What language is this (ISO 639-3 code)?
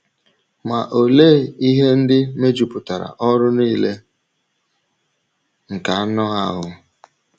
ibo